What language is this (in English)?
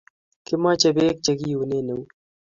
Kalenjin